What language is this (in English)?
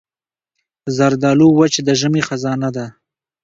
Pashto